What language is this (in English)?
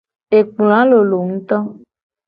Gen